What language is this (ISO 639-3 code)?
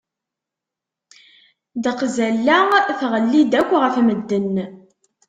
kab